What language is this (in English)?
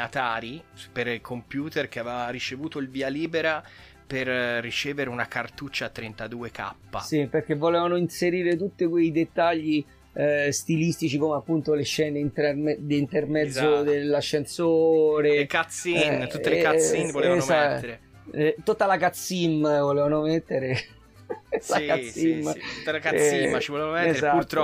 Italian